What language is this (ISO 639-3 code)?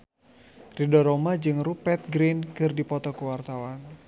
sun